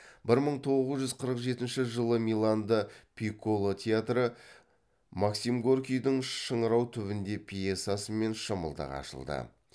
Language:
Kazakh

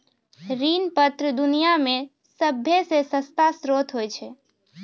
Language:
Maithili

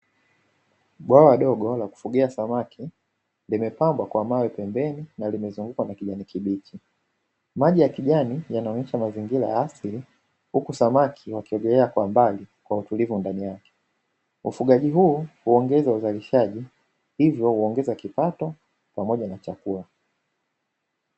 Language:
Swahili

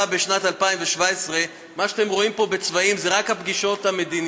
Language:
Hebrew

